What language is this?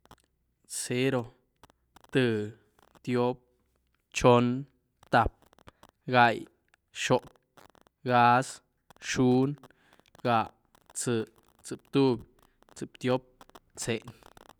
Güilá Zapotec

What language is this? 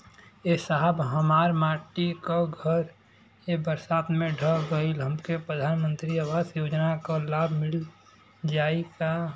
Bhojpuri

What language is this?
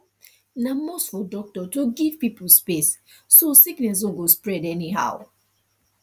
Nigerian Pidgin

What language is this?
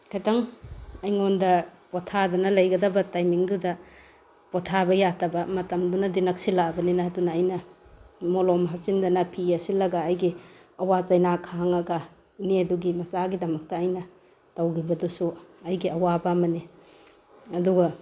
Manipuri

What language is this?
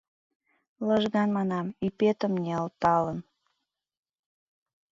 Mari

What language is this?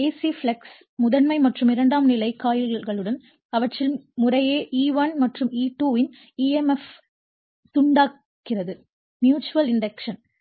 Tamil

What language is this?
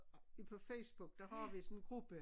Danish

